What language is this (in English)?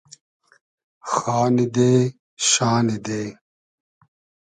Hazaragi